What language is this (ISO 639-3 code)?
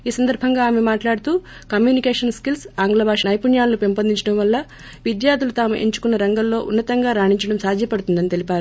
tel